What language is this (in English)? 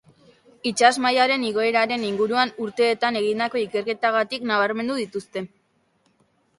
Basque